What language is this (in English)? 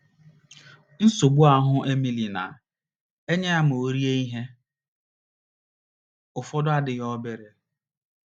Igbo